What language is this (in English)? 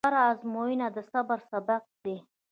Pashto